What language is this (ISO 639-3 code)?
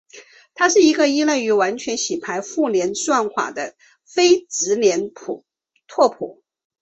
zho